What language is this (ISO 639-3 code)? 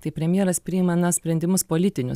lit